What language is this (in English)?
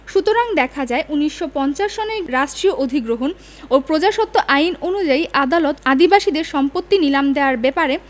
Bangla